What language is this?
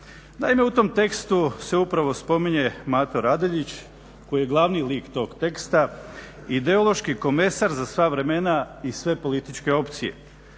Croatian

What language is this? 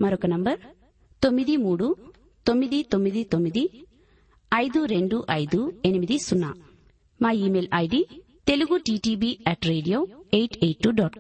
Telugu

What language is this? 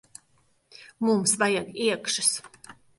Latvian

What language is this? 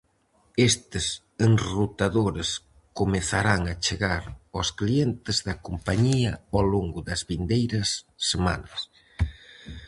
Galician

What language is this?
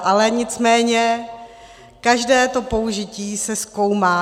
Czech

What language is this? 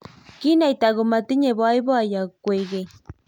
Kalenjin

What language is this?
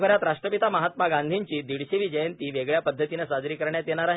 Marathi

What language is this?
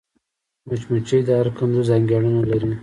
Pashto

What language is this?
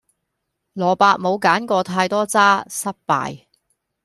Cantonese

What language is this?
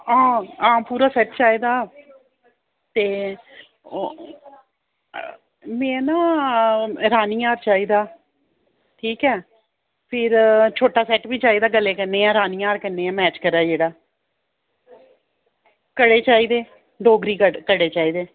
Dogri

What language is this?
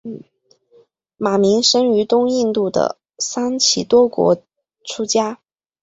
Chinese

